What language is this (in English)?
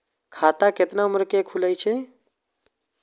Maithili